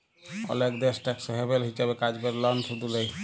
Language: Bangla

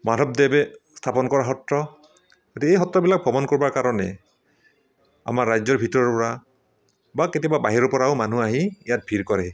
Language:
Assamese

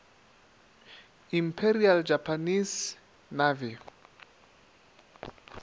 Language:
Northern Sotho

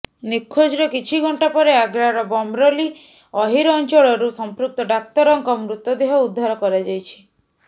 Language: Odia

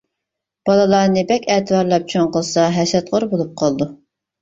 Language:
Uyghur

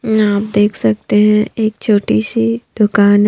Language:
Hindi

